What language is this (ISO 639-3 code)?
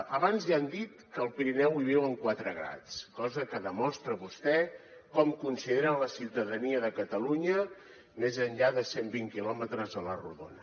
cat